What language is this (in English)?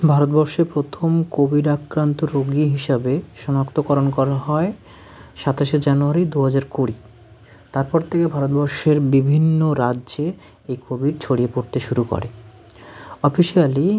Bangla